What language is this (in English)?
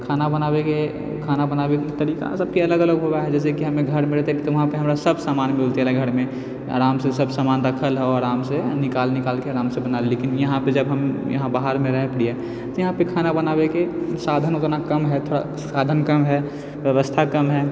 Maithili